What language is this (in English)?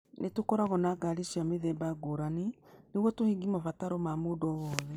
Kikuyu